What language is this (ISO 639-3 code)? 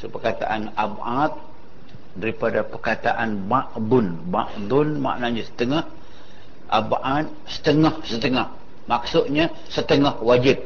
msa